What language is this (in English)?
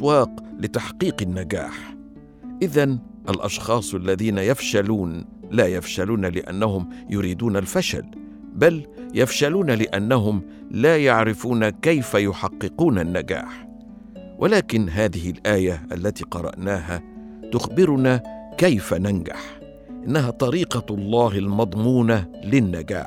Arabic